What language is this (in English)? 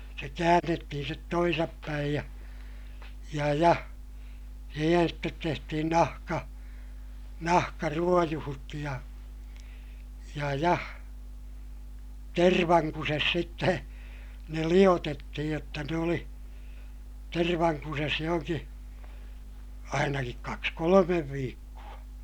Finnish